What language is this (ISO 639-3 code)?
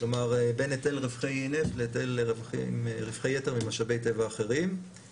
heb